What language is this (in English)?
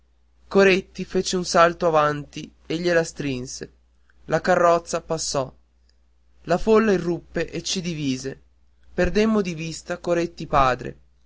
Italian